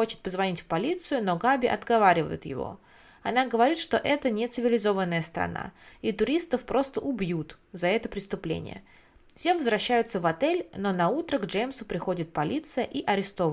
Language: Russian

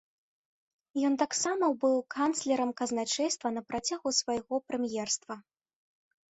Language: Belarusian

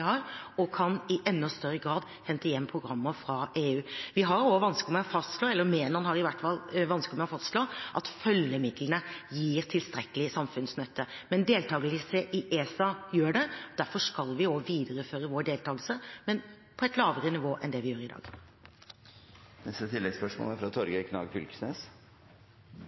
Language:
Norwegian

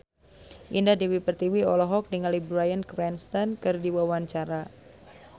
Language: Sundanese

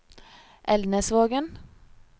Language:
Norwegian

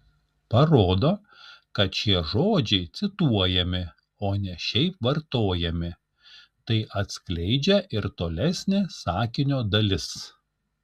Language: Lithuanian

